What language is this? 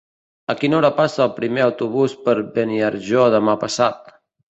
Catalan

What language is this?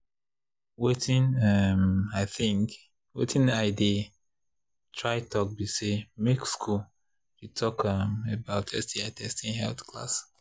Nigerian Pidgin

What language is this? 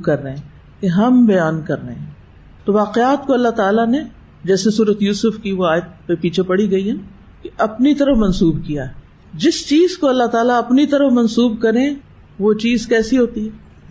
Urdu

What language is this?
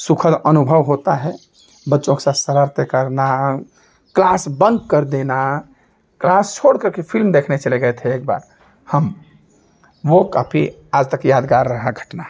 Hindi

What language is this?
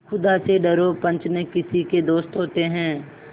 Hindi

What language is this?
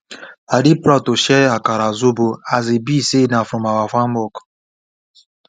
Nigerian Pidgin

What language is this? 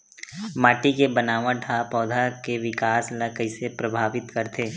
Chhattisgarhi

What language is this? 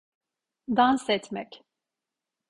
Turkish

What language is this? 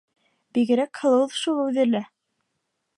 Bashkir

